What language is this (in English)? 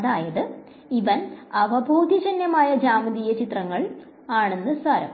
Malayalam